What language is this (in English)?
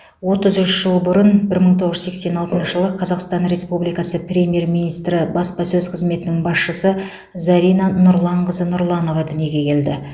Kazakh